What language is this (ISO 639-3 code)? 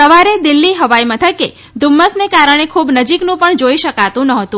guj